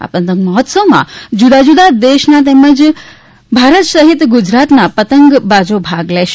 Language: Gujarati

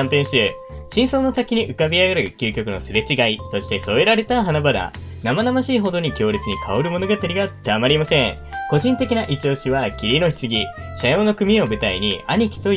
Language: Japanese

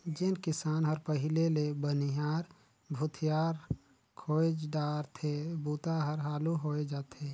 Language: Chhattisgarhi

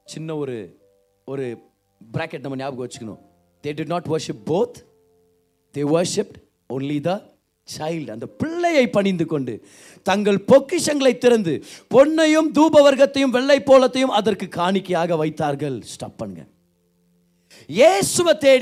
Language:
Tamil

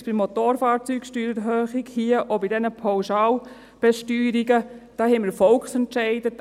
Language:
Swiss German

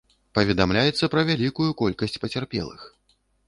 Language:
Belarusian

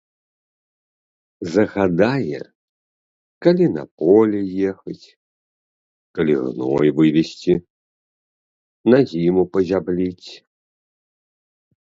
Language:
Belarusian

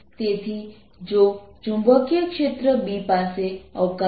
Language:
Gujarati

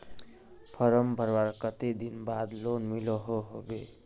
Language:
Magahi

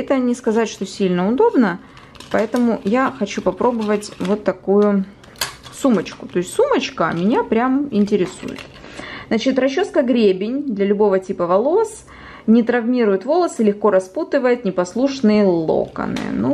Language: Russian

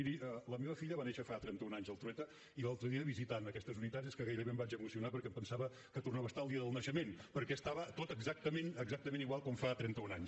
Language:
Catalan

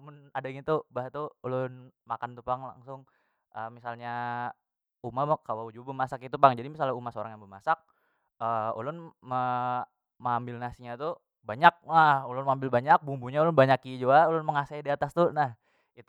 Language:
Banjar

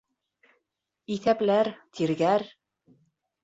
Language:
Bashkir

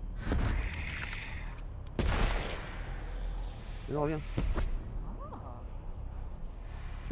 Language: French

